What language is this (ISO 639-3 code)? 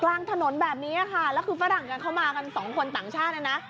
tha